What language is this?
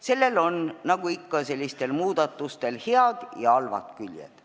Estonian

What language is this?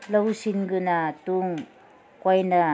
Manipuri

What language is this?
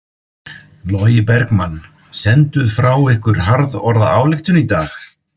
Icelandic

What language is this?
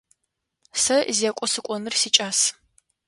Adyghe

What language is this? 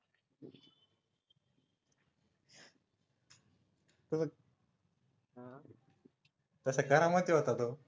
Marathi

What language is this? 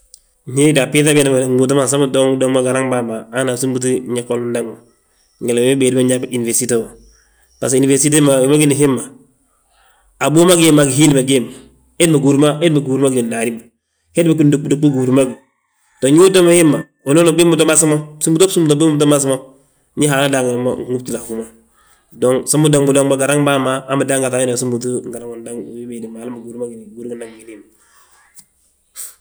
Balanta-Ganja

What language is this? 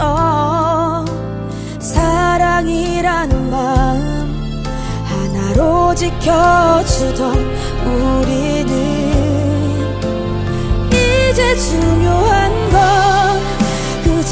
Korean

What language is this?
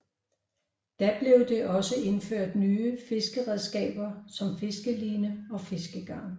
Danish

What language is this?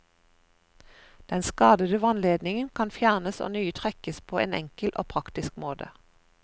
Norwegian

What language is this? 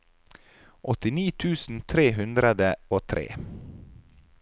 Norwegian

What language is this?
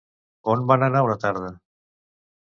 Catalan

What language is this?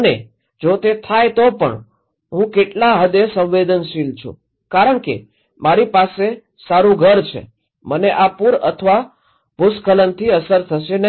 Gujarati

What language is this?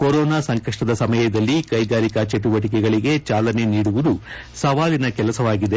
Kannada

